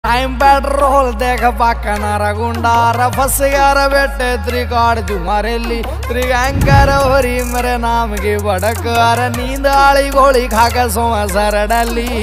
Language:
Indonesian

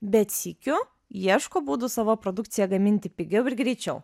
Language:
Lithuanian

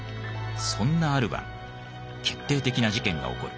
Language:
Japanese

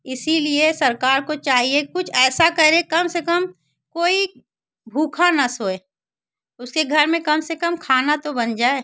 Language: Hindi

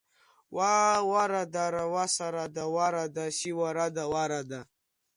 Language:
Abkhazian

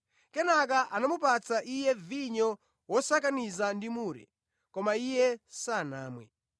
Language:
Nyanja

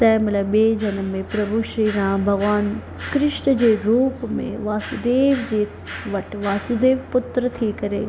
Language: Sindhi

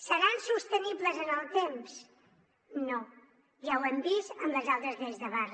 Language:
Catalan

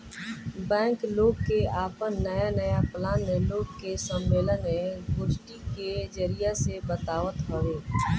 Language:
Bhojpuri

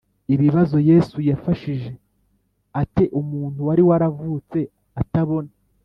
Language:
Kinyarwanda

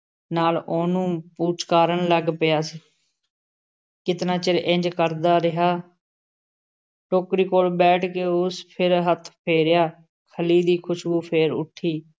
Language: Punjabi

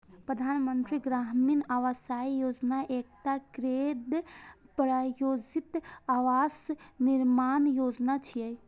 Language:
Maithili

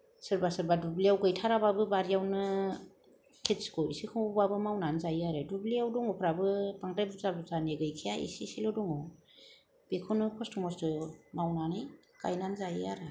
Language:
Bodo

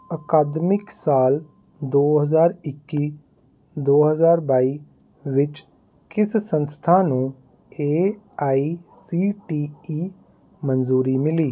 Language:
Punjabi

